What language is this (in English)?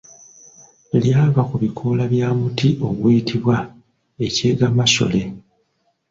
Ganda